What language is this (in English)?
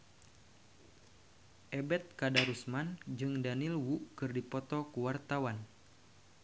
Sundanese